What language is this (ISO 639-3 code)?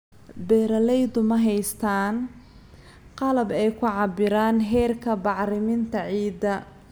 som